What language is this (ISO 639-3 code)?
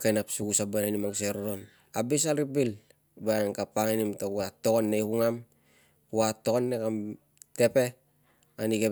lcm